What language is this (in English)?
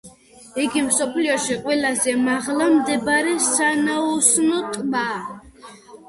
Georgian